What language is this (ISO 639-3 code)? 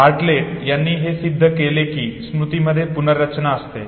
mar